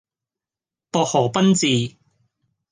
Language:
Cantonese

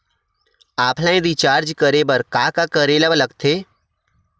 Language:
Chhattisgarhi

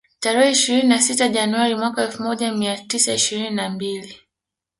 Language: Swahili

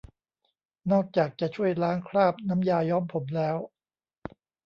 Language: Thai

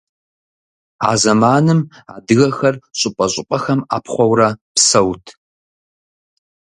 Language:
Kabardian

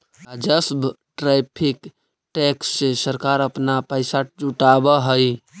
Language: Magahi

